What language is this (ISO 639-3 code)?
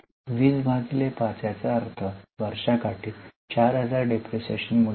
mar